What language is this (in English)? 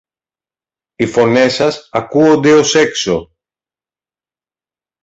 Greek